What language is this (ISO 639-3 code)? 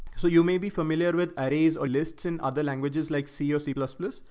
eng